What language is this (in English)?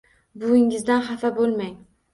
Uzbek